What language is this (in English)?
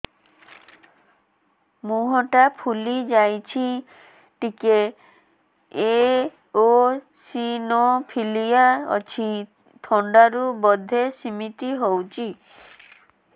Odia